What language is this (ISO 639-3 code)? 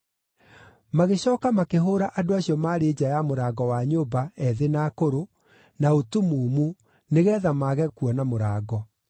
kik